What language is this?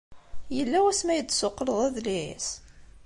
Kabyle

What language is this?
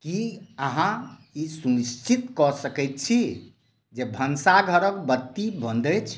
Maithili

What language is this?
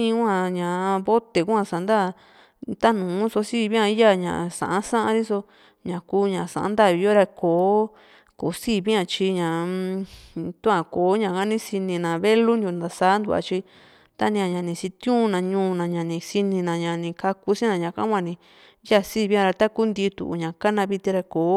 Juxtlahuaca Mixtec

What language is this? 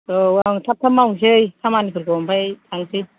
Bodo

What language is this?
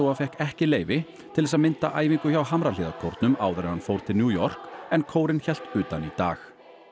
Icelandic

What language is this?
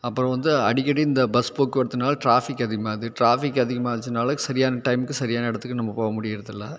Tamil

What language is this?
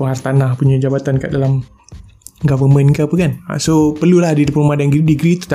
Malay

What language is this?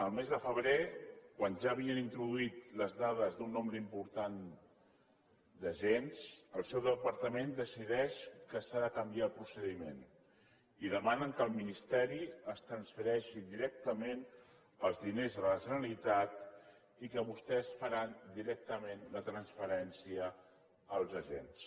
Catalan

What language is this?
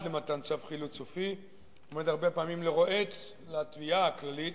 Hebrew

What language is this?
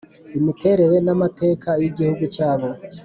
Kinyarwanda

